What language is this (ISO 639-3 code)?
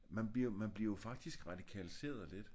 dan